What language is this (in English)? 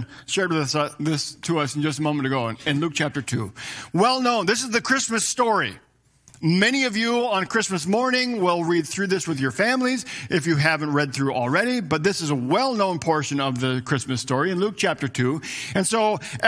English